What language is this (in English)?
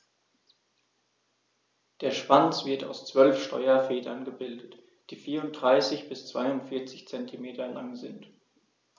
German